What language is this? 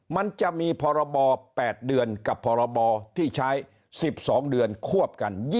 Thai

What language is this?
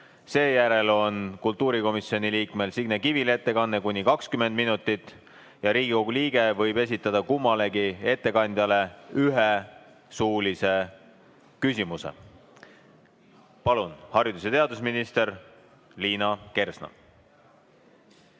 Estonian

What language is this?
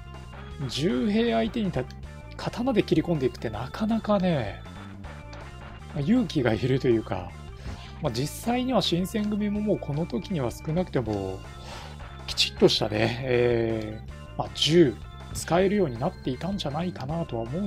Japanese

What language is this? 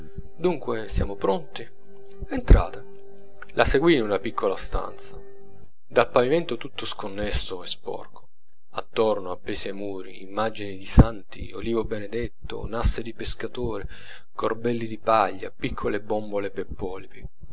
Italian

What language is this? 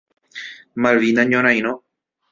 Guarani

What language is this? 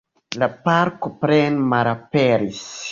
Esperanto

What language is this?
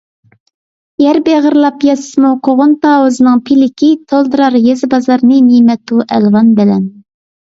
Uyghur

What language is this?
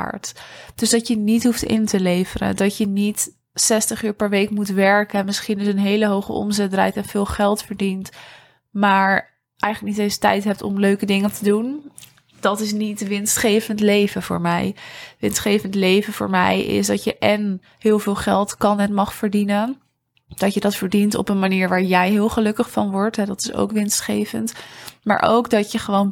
Dutch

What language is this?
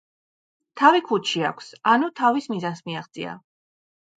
Georgian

